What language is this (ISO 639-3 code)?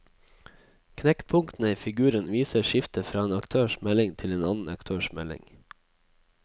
nor